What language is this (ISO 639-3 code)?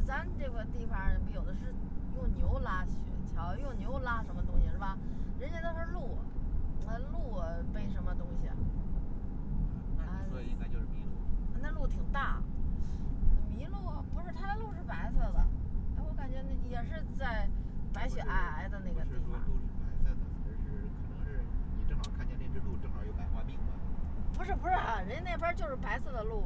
zho